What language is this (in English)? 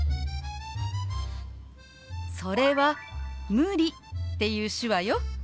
Japanese